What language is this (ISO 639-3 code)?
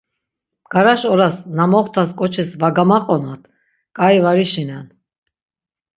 lzz